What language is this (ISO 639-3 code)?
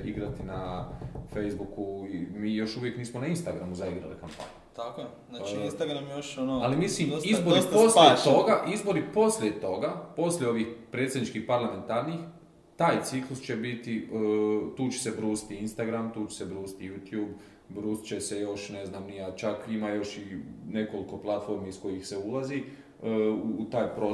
hrv